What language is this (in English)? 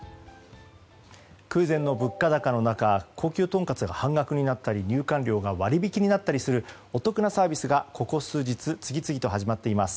Japanese